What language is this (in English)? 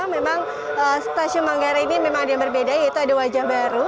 Indonesian